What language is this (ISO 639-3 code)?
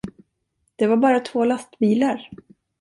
swe